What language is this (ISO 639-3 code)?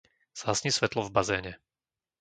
slk